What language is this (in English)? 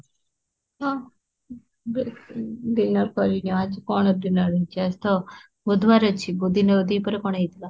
Odia